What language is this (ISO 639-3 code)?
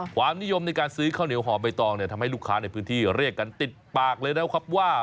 tha